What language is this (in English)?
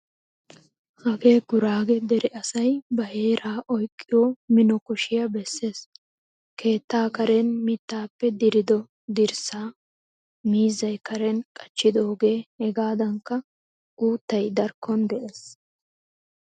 Wolaytta